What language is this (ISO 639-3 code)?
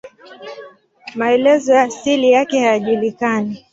swa